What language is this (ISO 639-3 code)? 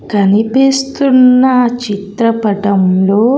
tel